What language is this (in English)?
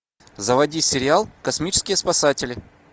Russian